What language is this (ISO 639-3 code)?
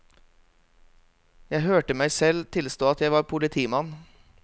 nor